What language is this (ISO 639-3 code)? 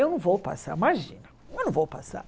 por